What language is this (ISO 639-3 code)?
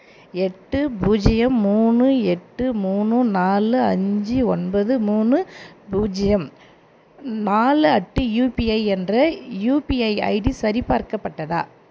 tam